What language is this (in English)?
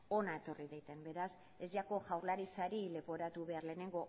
Basque